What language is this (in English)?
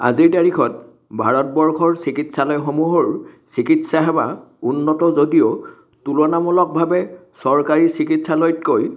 Assamese